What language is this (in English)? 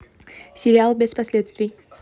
Russian